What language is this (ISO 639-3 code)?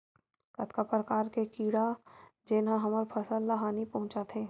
hne